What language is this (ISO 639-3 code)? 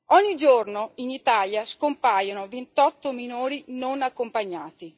ita